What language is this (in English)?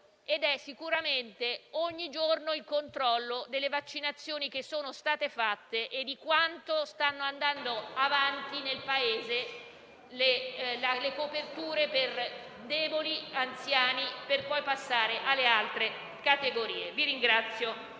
Italian